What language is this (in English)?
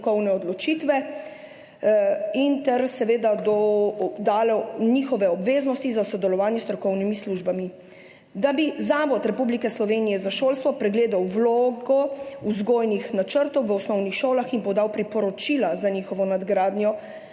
Slovenian